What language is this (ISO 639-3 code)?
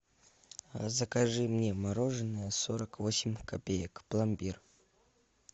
rus